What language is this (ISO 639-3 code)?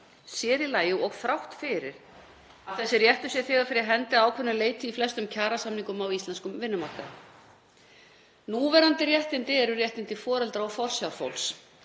isl